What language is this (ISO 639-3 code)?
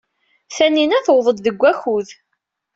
kab